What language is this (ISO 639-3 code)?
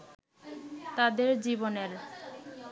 ben